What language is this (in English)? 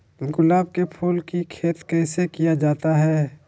Magahi